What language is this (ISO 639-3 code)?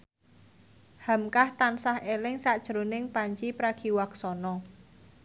jav